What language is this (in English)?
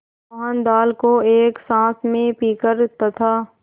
Hindi